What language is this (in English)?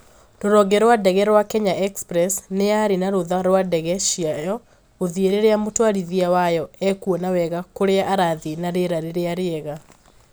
Kikuyu